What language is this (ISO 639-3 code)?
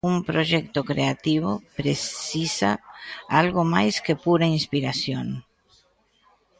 glg